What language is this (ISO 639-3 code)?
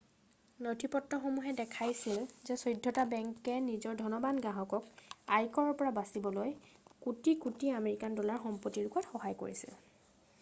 asm